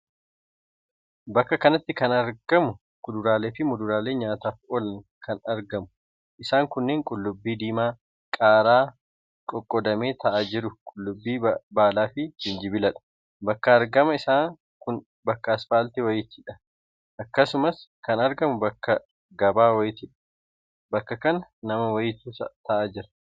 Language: Oromo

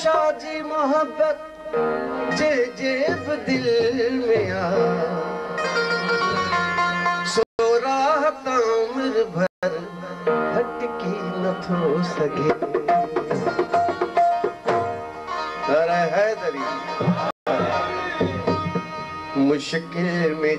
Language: Arabic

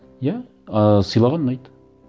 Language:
Kazakh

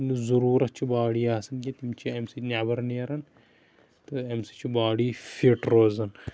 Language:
Kashmiri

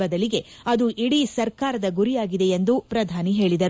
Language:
Kannada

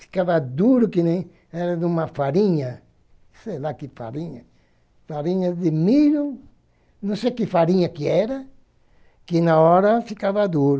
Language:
Portuguese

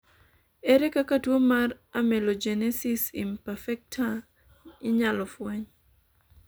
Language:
Luo (Kenya and Tanzania)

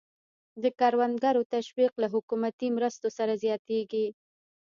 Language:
Pashto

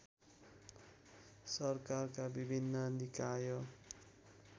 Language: Nepali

